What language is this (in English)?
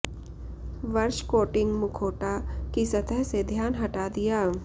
Hindi